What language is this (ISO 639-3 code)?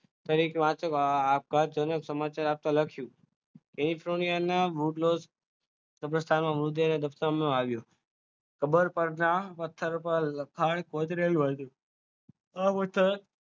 guj